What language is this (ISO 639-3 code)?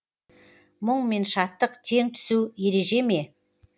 kaz